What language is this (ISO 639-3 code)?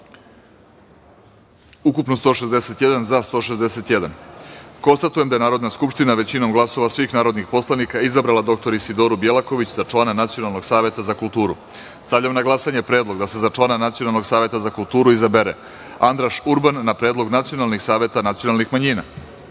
srp